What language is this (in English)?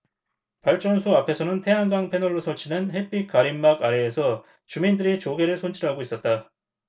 Korean